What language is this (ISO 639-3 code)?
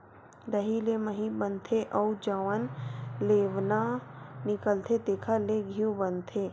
hne